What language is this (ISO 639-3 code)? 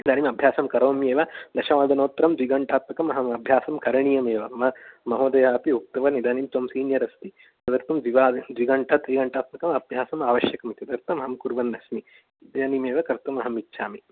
san